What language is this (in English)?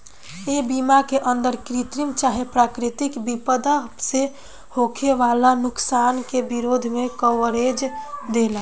Bhojpuri